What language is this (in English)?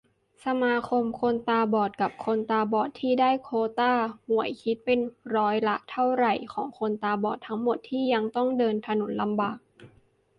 Thai